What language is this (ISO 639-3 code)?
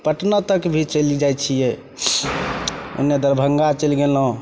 mai